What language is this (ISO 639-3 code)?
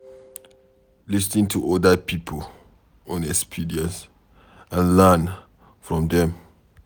pcm